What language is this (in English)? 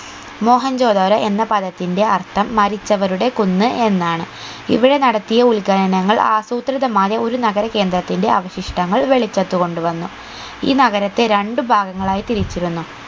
Malayalam